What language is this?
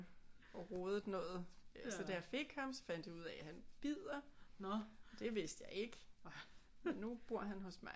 Danish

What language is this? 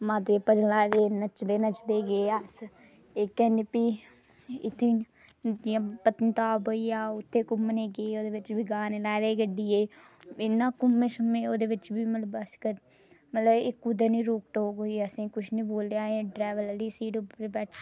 Dogri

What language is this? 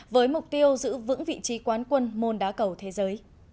Vietnamese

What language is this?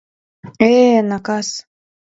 Mari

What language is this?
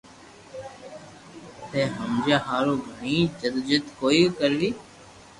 Loarki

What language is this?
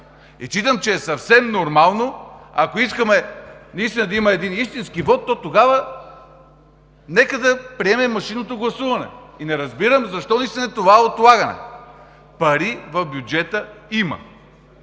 Bulgarian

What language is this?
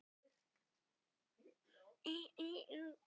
Icelandic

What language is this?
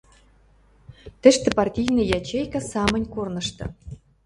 Western Mari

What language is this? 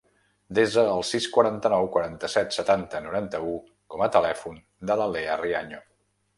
Catalan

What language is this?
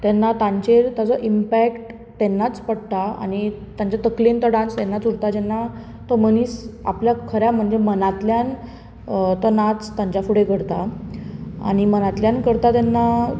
Konkani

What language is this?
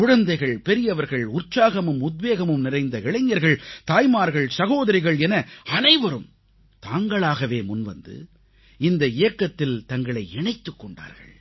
Tamil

